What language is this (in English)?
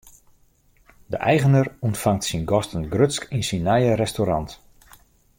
Western Frisian